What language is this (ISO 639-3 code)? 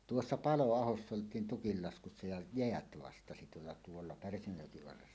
fin